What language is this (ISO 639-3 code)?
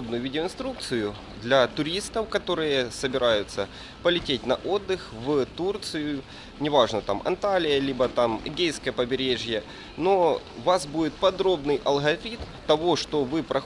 rus